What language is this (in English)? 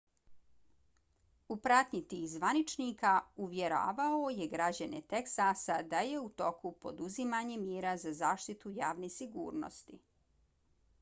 Bosnian